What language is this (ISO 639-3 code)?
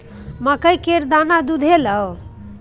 mai